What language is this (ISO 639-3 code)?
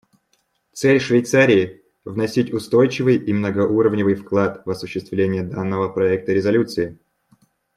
rus